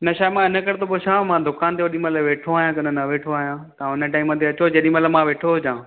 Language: Sindhi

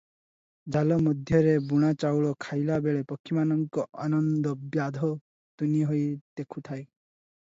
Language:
Odia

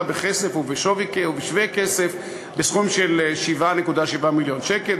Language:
Hebrew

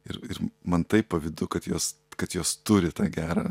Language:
Lithuanian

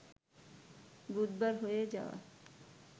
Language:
Bangla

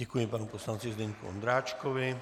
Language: Czech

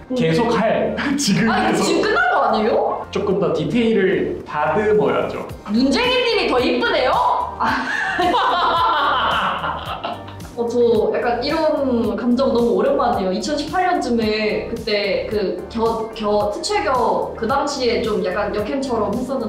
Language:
Korean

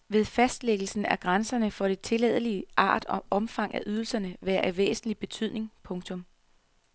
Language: Danish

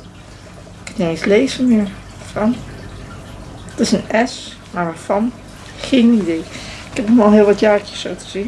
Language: Dutch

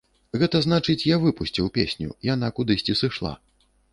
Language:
Belarusian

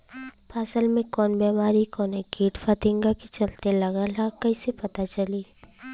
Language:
Bhojpuri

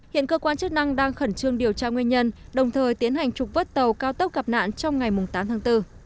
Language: Vietnamese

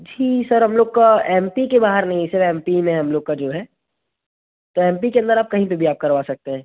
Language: Hindi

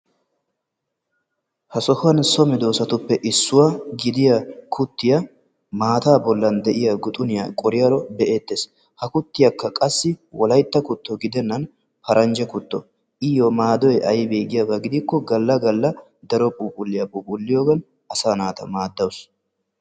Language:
Wolaytta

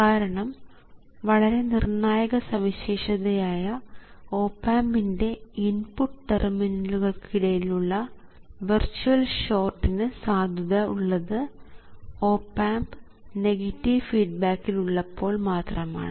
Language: Malayalam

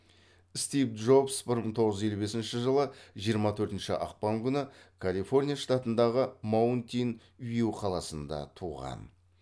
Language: Kazakh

